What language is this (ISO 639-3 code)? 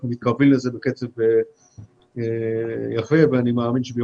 heb